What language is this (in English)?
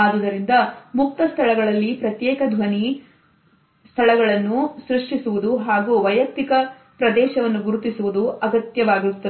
Kannada